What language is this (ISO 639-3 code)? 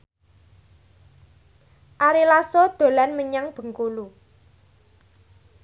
jav